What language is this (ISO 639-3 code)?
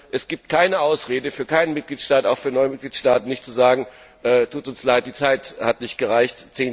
deu